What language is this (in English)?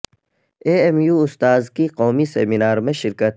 Urdu